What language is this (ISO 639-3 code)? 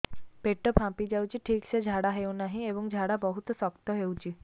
ori